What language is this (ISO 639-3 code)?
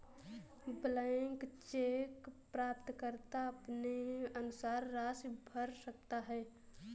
hin